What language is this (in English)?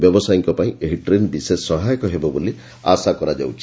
Odia